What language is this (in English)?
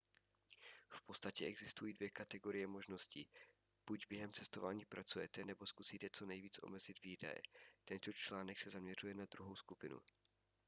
Czech